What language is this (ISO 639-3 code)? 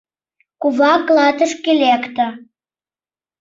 chm